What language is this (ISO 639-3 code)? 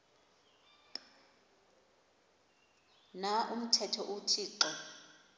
xho